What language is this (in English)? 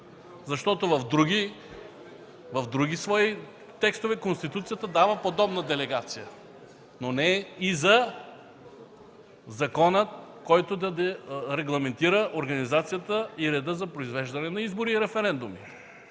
Bulgarian